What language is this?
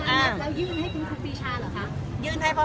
Thai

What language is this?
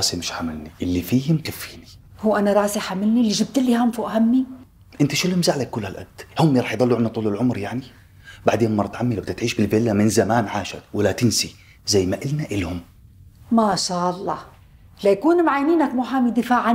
Arabic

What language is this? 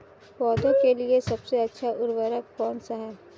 Hindi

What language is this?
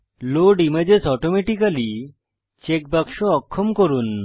Bangla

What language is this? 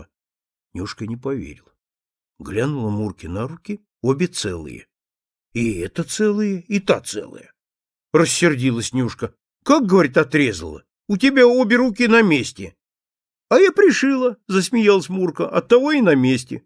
Russian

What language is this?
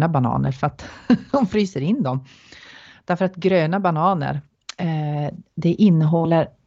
Swedish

